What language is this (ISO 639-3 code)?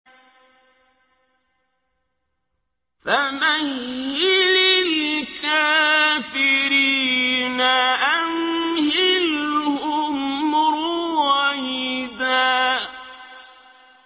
ara